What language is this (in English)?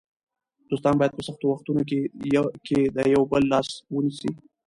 Pashto